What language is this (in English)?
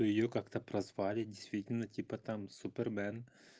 Russian